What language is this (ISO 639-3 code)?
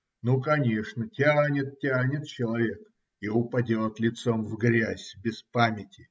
rus